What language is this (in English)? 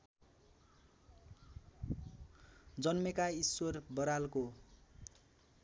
Nepali